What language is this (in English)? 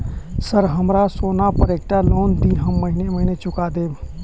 Maithili